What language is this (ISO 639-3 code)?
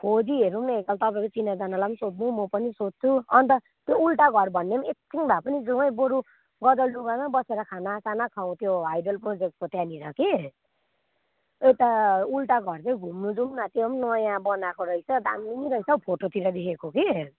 nep